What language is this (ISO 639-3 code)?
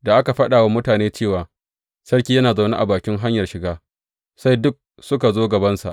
hau